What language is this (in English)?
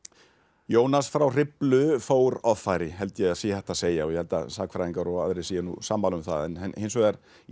Icelandic